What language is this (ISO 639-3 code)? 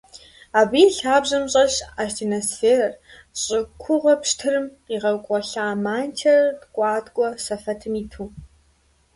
kbd